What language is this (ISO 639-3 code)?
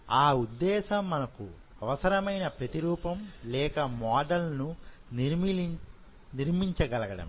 tel